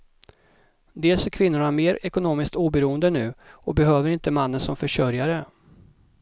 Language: Swedish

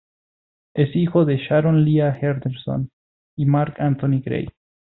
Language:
Spanish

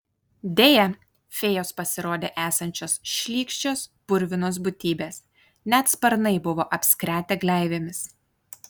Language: Lithuanian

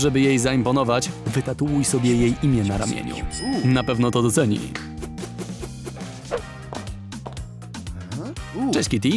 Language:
Polish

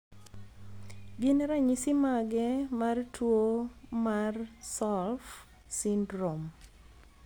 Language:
Luo (Kenya and Tanzania)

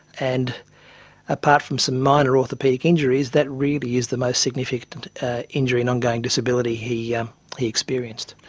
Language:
English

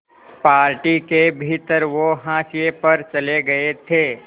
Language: Hindi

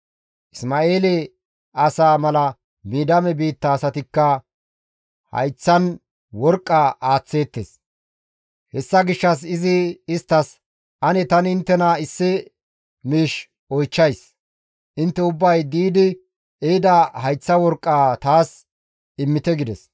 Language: Gamo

